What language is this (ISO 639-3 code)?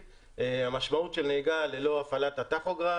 heb